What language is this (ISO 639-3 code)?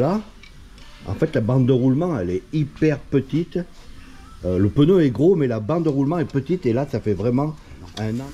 fra